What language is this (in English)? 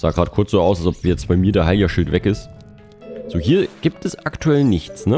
German